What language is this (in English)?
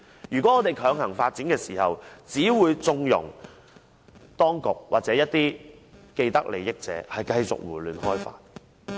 Cantonese